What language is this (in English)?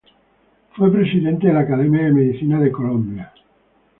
Spanish